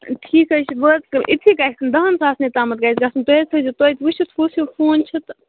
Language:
Kashmiri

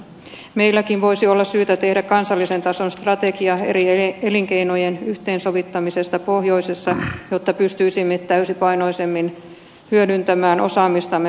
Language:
Finnish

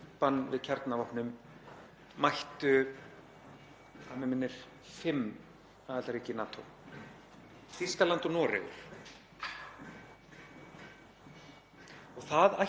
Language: Icelandic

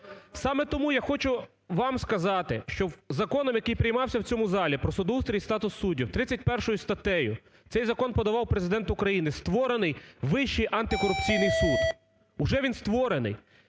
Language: Ukrainian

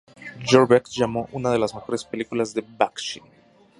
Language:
Spanish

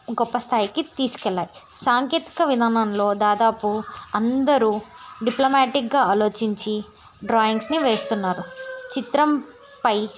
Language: Telugu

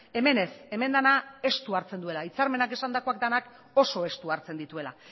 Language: Basque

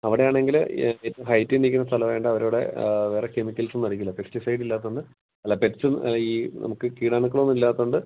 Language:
Malayalam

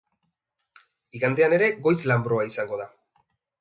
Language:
Basque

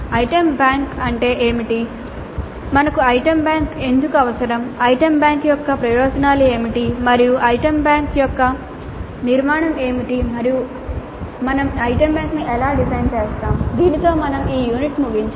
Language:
Telugu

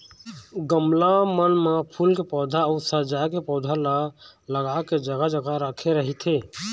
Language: Chhattisgarhi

